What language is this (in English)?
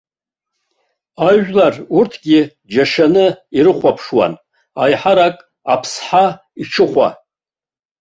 Abkhazian